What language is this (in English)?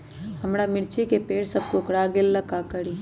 Magahi